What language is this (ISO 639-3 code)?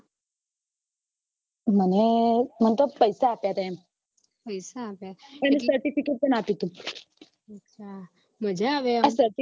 guj